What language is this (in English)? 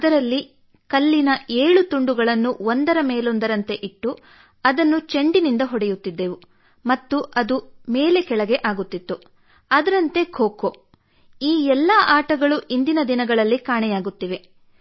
Kannada